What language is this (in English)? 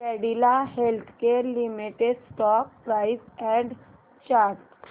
Marathi